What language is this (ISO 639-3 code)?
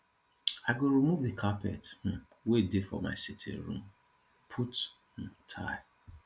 pcm